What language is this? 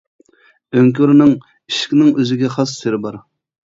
Uyghur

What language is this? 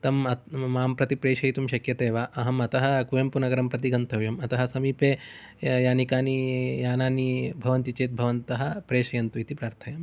Sanskrit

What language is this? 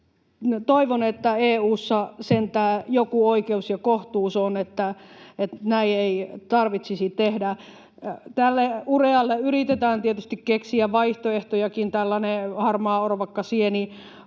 Finnish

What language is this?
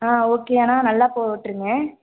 Tamil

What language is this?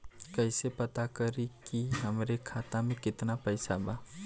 Bhojpuri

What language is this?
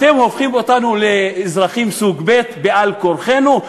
Hebrew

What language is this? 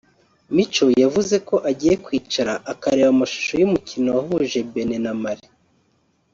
Kinyarwanda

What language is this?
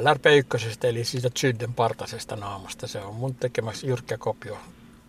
Finnish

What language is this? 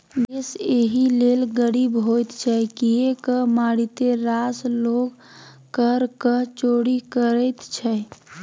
Maithili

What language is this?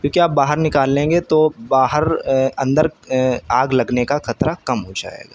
Urdu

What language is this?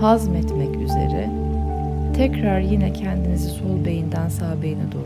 Turkish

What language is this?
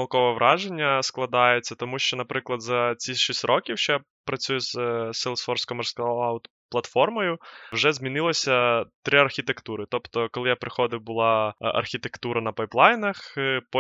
Ukrainian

